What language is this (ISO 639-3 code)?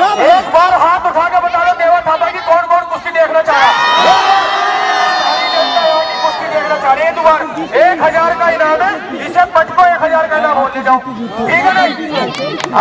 ara